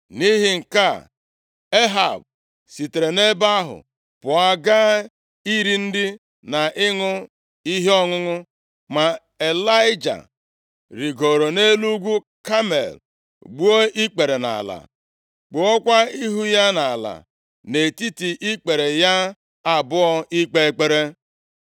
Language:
Igbo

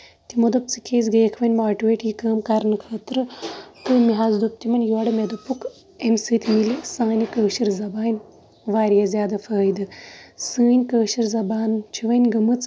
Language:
Kashmiri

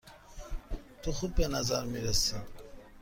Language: Persian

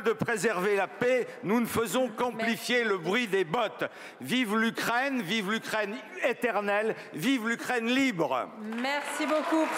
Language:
French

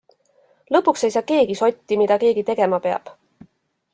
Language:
Estonian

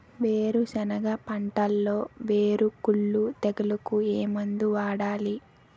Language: Telugu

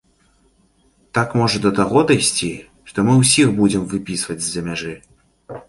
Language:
Belarusian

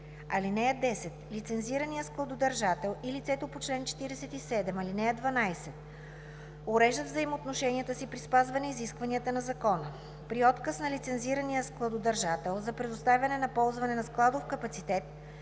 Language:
Bulgarian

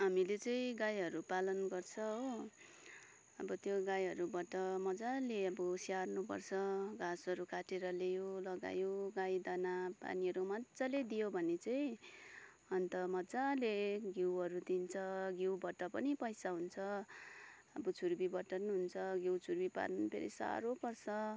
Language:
Nepali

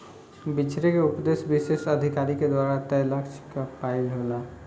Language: Bhojpuri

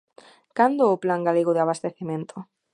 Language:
Galician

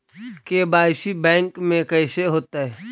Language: Magahi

